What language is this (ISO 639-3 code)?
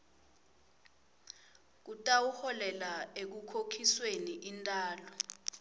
ssw